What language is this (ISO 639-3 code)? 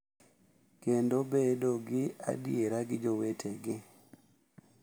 luo